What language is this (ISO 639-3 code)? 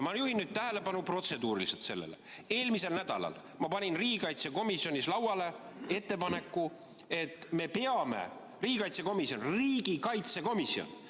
est